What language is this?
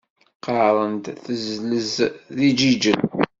Kabyle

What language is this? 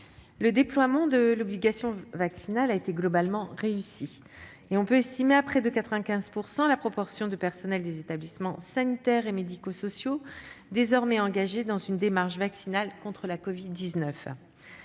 French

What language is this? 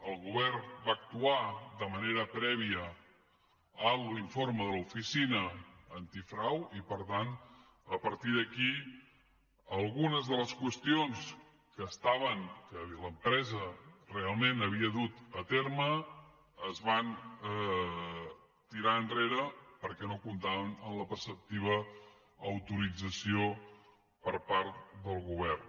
Catalan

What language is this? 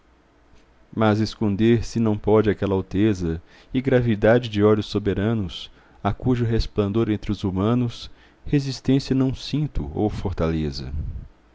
Portuguese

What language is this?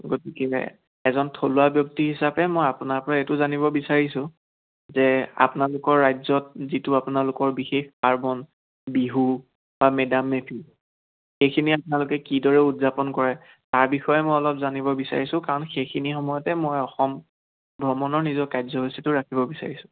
Assamese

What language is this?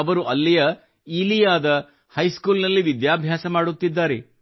Kannada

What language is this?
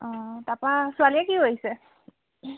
Assamese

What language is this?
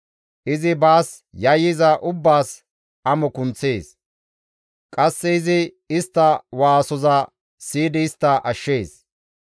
Gamo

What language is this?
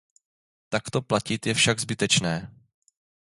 Czech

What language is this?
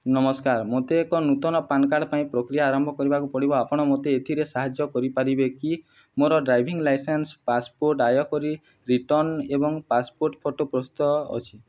Odia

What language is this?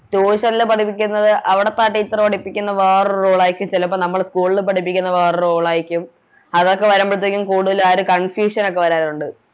Malayalam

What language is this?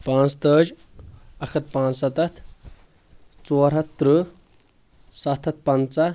Kashmiri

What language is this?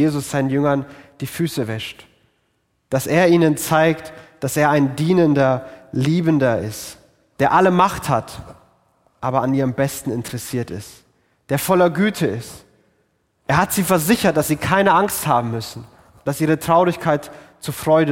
German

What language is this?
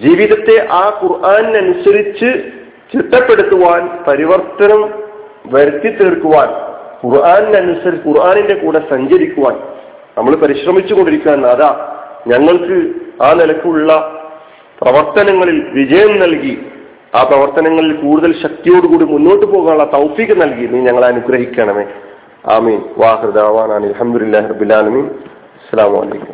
Malayalam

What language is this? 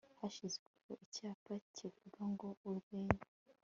Kinyarwanda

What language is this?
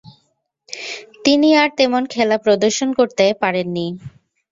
Bangla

